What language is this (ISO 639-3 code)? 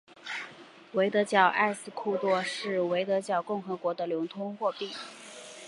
zho